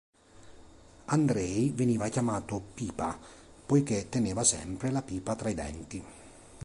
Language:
Italian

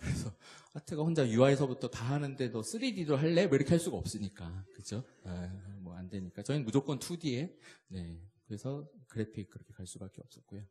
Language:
Korean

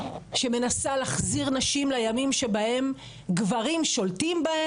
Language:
Hebrew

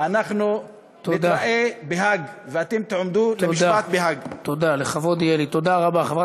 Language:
Hebrew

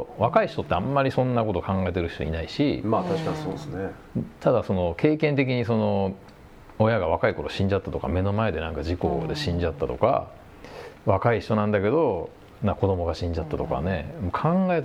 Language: Japanese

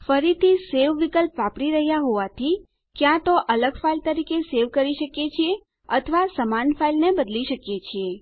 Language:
Gujarati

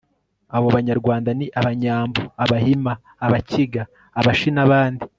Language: Kinyarwanda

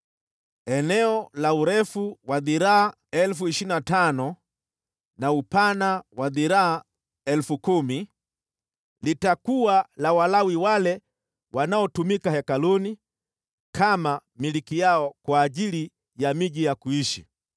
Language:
Swahili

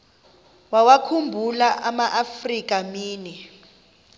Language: Xhosa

